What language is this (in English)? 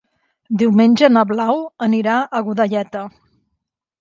Catalan